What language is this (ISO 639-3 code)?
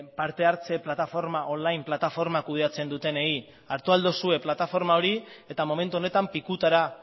eus